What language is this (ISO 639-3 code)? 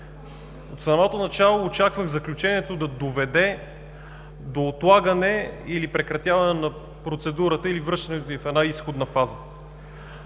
bul